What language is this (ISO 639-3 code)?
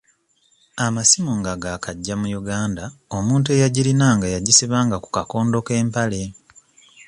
lug